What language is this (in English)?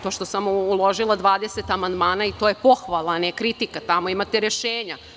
Serbian